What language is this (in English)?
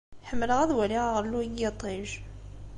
Kabyle